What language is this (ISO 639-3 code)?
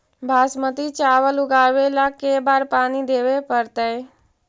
mag